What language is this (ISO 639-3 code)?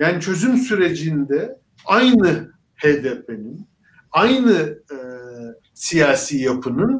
tur